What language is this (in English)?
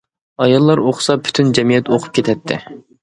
Uyghur